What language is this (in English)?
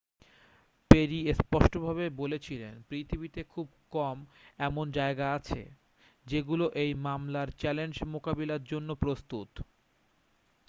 Bangla